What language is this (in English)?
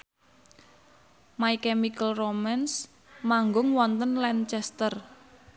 Javanese